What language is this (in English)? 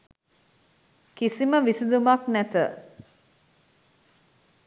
Sinhala